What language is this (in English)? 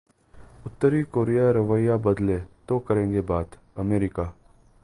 Hindi